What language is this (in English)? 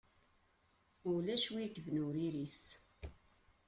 Kabyle